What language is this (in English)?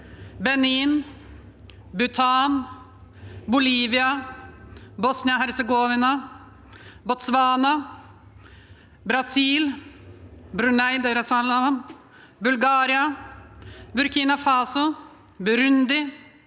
Norwegian